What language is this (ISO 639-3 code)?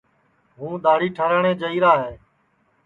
ssi